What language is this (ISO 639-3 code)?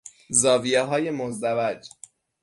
fas